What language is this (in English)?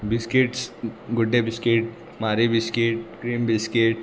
Konkani